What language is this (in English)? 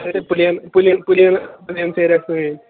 Kashmiri